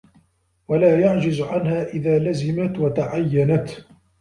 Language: Arabic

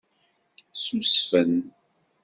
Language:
Kabyle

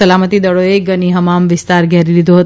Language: Gujarati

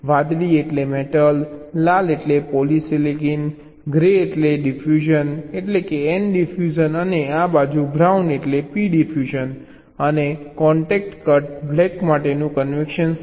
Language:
Gujarati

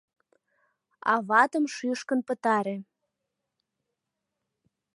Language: Mari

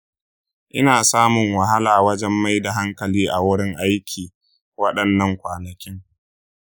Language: Hausa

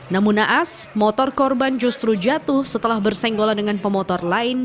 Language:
Indonesian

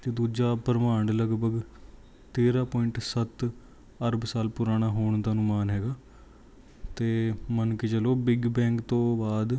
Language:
Punjabi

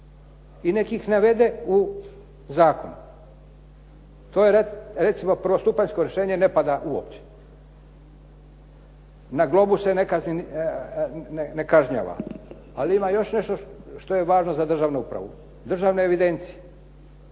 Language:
Croatian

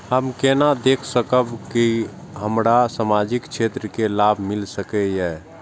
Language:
Maithili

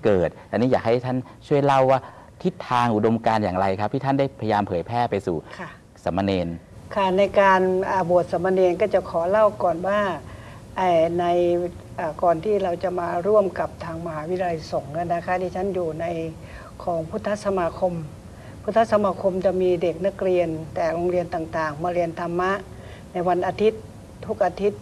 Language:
Thai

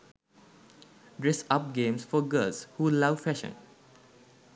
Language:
Sinhala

